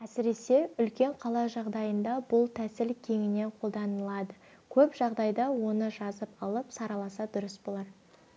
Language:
Kazakh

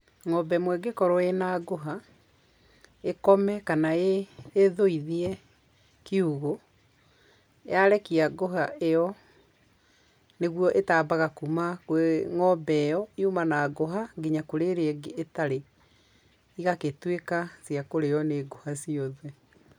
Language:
Kikuyu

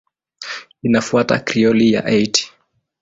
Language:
Swahili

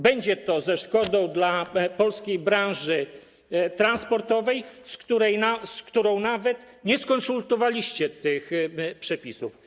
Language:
Polish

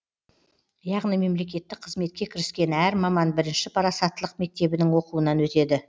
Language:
Kazakh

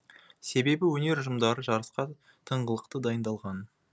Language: Kazakh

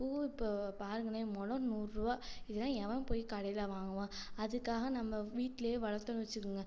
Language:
Tamil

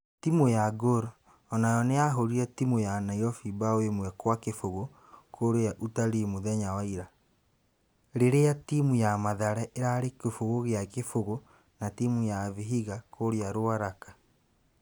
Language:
Kikuyu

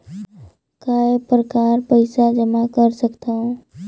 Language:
Chhattisgarhi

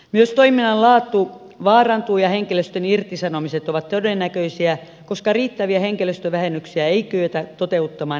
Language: Finnish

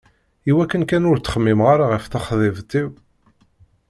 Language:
Kabyle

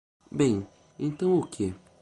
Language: Portuguese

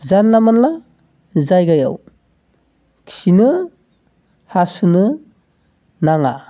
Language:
Bodo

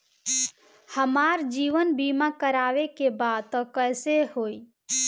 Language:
Bhojpuri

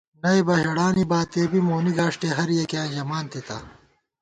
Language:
Gawar-Bati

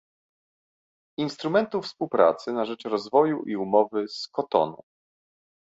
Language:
Polish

